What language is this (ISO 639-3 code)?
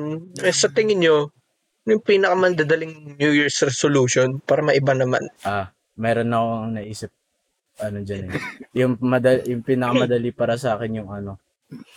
fil